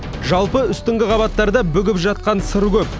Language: Kazakh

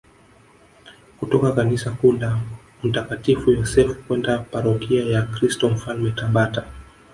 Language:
Swahili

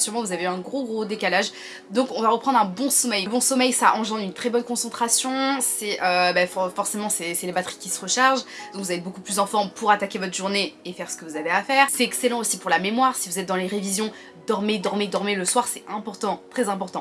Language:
French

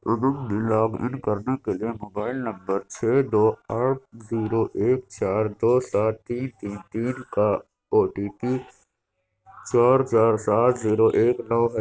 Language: Urdu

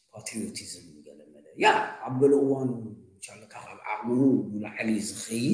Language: Arabic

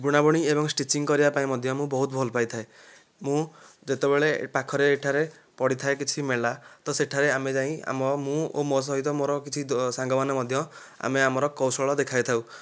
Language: Odia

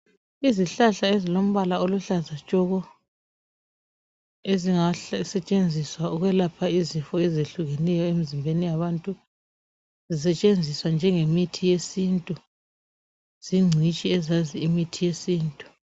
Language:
North Ndebele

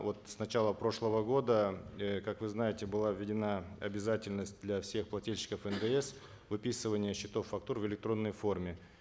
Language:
Kazakh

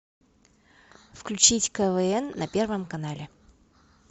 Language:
Russian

